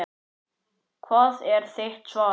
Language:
Icelandic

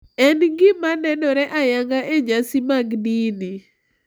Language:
Luo (Kenya and Tanzania)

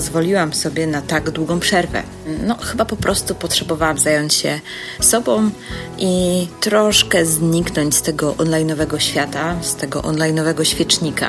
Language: Polish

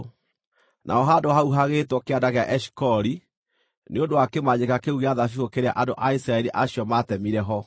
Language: Kikuyu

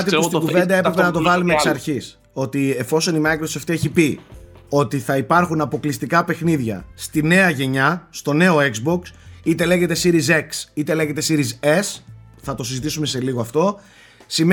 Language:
Greek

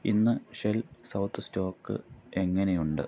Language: Malayalam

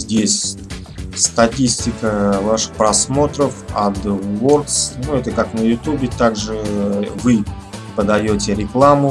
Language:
Russian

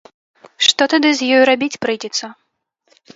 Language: Belarusian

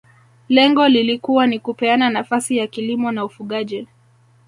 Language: Swahili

